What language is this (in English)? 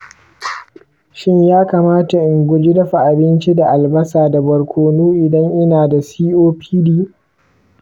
Hausa